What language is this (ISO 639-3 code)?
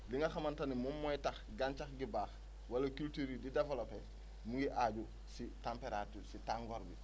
wol